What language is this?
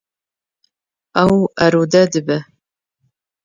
Kurdish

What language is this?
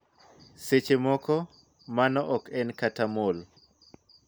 Luo (Kenya and Tanzania)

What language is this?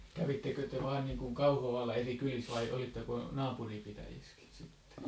Finnish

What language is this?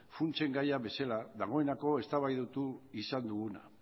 Basque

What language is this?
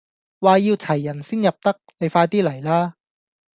Cantonese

